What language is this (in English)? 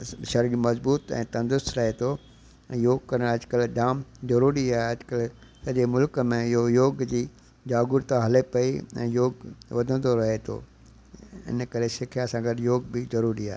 Sindhi